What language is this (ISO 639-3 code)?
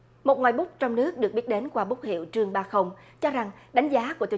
vie